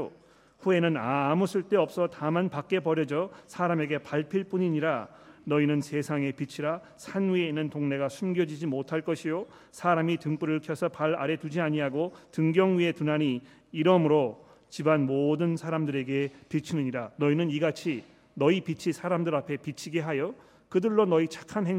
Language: Korean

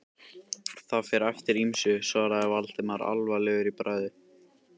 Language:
Icelandic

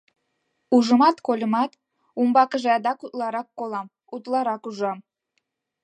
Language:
Mari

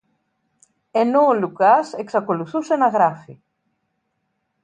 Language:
Greek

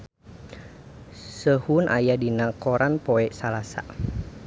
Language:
Sundanese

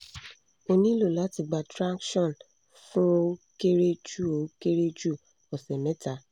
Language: Yoruba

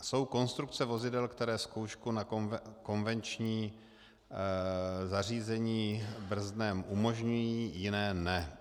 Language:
Czech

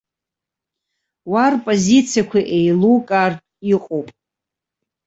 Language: Abkhazian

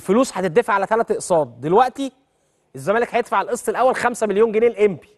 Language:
Arabic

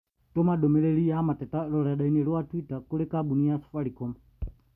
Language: Kikuyu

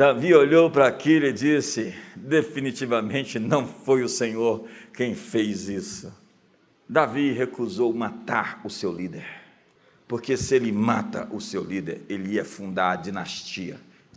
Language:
Portuguese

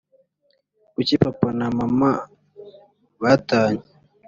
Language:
Kinyarwanda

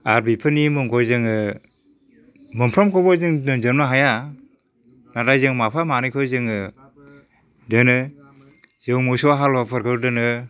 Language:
Bodo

